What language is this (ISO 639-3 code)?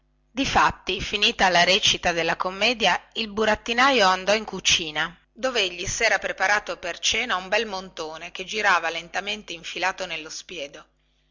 ita